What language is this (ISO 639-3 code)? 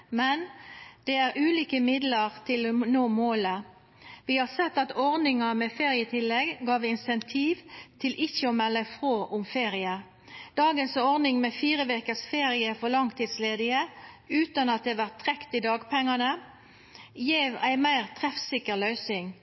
nno